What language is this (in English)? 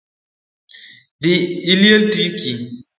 Luo (Kenya and Tanzania)